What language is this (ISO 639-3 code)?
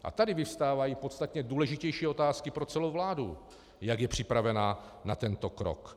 ces